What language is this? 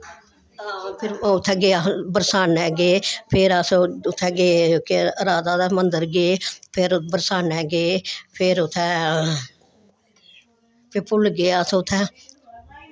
Dogri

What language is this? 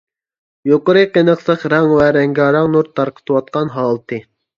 Uyghur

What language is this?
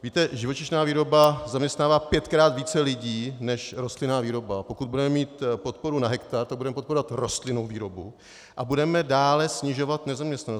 Czech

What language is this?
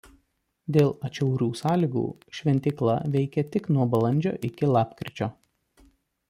Lithuanian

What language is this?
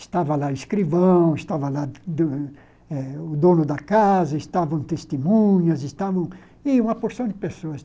Portuguese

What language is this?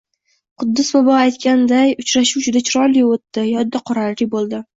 Uzbek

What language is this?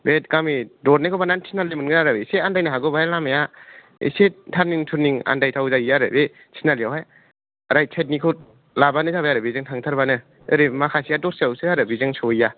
Bodo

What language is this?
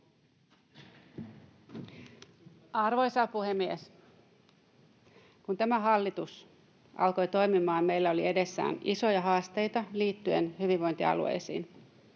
Finnish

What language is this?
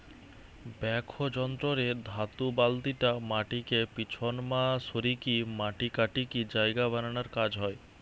Bangla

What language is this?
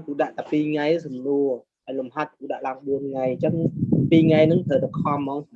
Vietnamese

